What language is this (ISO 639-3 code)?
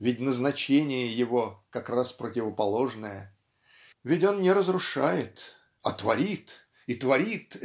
rus